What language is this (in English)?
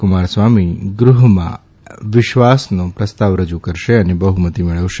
Gujarati